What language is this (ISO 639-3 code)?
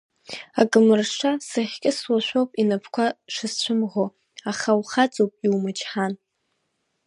abk